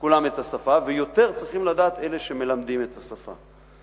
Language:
Hebrew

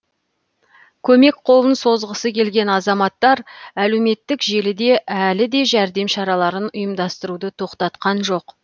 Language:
Kazakh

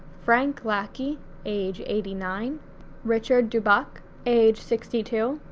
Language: English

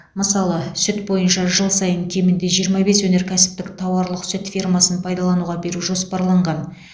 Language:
Kazakh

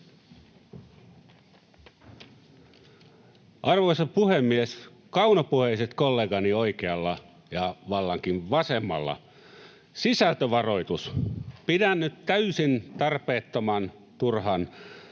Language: Finnish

